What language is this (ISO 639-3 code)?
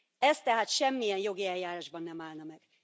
hun